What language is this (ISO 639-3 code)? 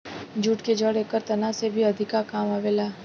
bho